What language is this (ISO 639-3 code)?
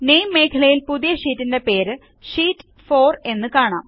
mal